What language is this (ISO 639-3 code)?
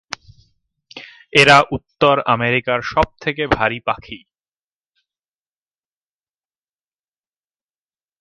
ben